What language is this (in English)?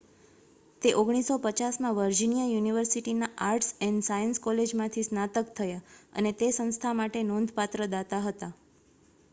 Gujarati